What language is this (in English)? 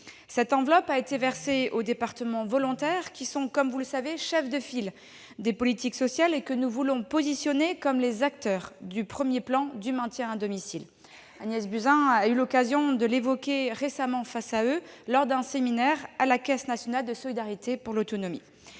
French